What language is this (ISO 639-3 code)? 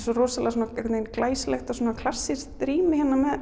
isl